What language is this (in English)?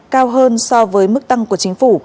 Vietnamese